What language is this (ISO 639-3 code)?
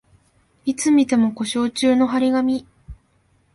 jpn